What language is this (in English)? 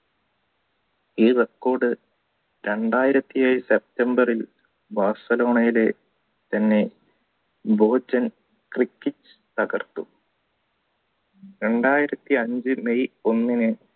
Malayalam